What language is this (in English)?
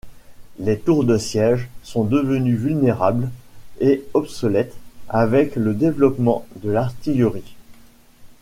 French